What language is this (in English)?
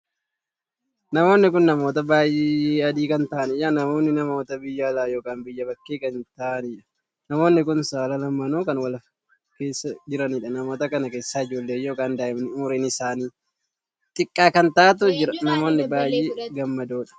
Oromo